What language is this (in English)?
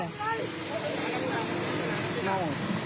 Thai